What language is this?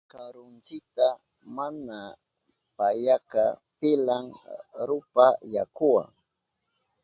Southern Pastaza Quechua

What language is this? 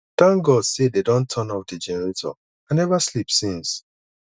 Nigerian Pidgin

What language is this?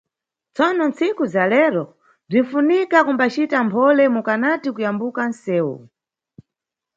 Nyungwe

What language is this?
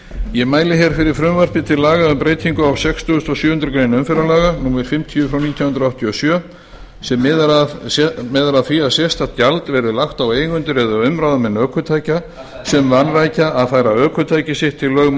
Icelandic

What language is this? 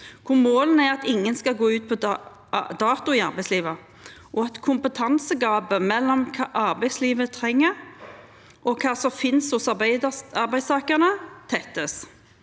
Norwegian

